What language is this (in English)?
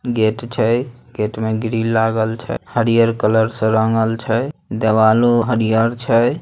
Magahi